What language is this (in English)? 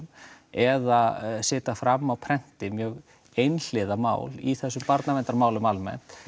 Icelandic